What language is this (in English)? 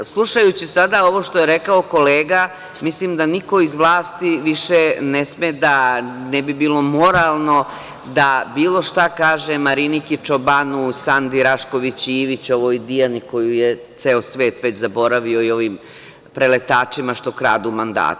Serbian